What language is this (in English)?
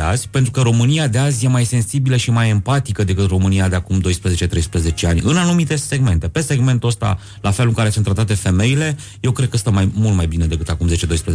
Romanian